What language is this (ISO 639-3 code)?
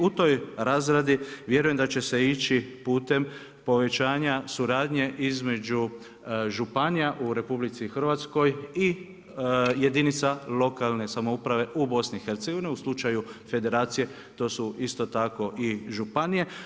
hrv